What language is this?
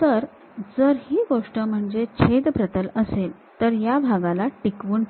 Marathi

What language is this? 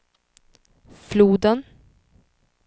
Swedish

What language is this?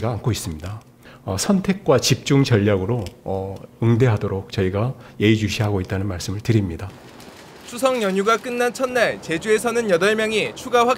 Korean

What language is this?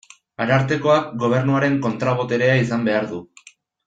Basque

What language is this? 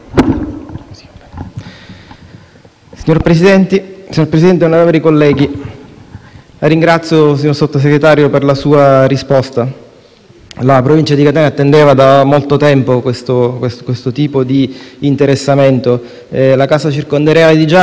Italian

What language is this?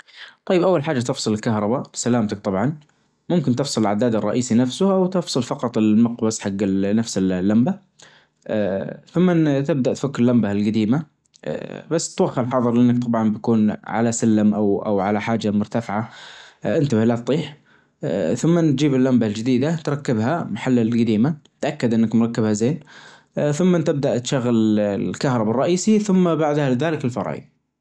Najdi Arabic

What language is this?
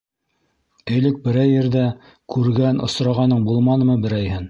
Bashkir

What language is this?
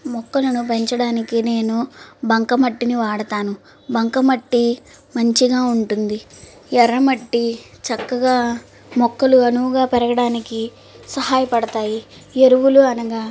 Telugu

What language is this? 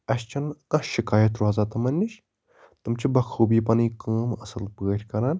Kashmiri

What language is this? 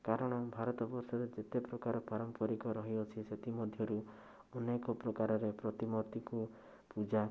Odia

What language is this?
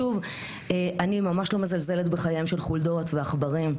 Hebrew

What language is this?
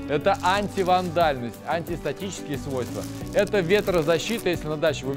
Russian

